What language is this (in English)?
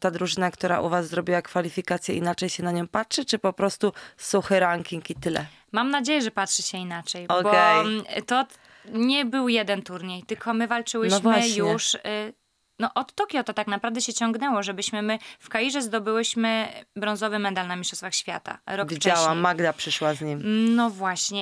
Polish